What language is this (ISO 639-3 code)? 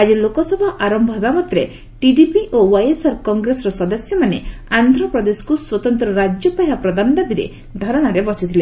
ori